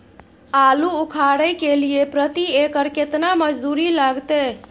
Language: Maithili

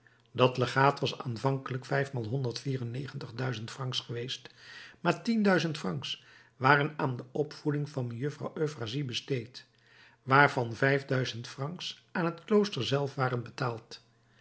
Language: Dutch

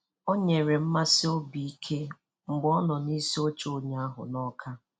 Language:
Igbo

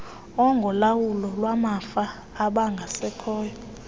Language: Xhosa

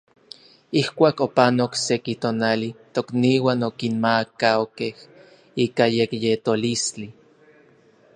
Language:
Orizaba Nahuatl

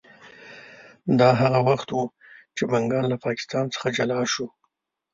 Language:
Pashto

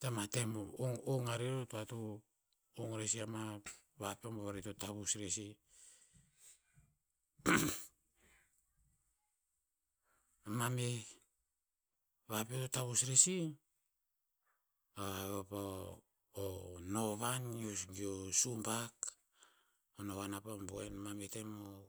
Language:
Tinputz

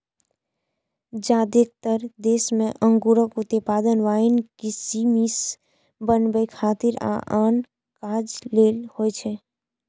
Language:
Maithili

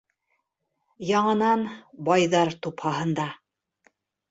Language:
Bashkir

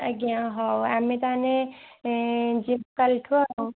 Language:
Odia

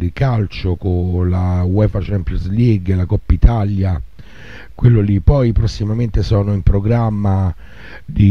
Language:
Italian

